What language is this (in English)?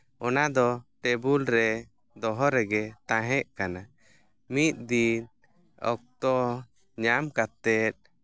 Santali